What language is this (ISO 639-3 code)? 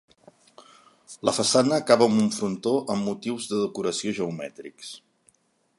cat